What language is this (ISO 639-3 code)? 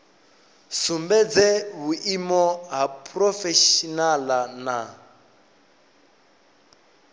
ven